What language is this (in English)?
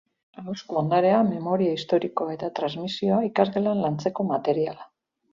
Basque